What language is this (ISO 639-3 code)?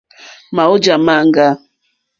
bri